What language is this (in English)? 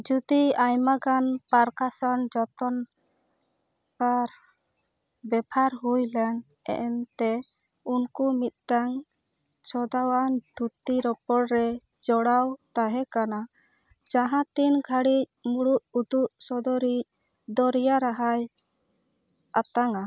Santali